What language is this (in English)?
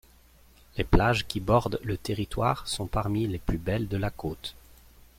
French